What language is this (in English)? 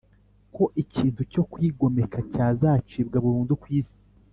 Kinyarwanda